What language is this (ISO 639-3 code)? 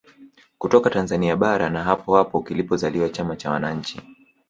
swa